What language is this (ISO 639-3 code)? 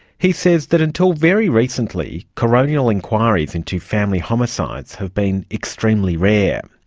eng